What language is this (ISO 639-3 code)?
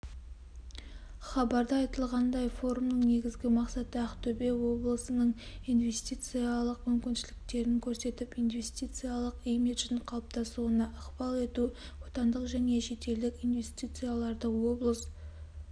kaz